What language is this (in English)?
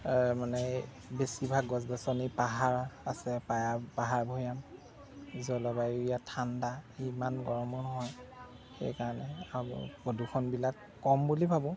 Assamese